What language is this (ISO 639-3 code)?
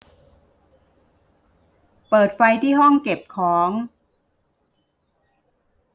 tha